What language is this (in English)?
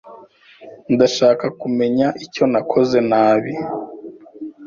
Kinyarwanda